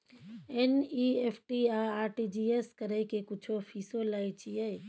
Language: Maithili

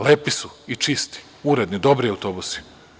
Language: Serbian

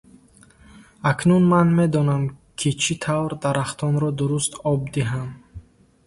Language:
Tajik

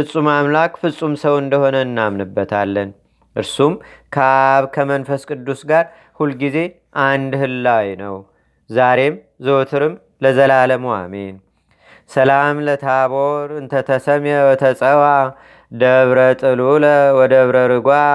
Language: Amharic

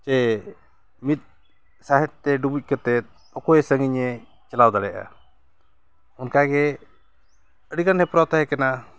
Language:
Santali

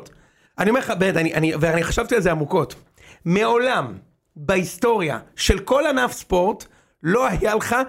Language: Hebrew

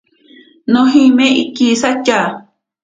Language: Ashéninka Perené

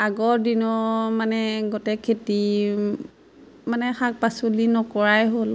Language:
Assamese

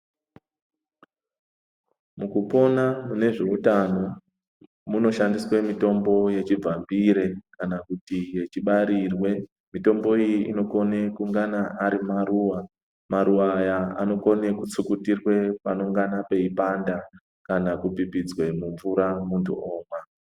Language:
Ndau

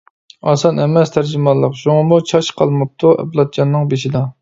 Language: Uyghur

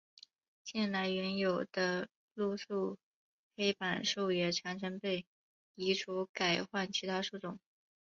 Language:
Chinese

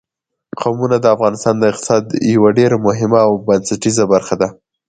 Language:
Pashto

